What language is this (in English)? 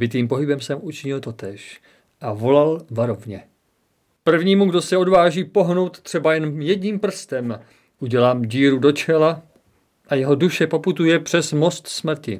Czech